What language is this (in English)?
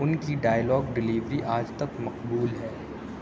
Urdu